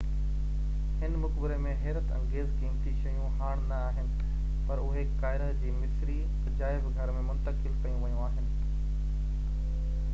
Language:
Sindhi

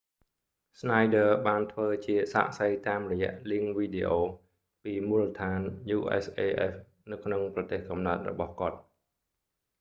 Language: Khmer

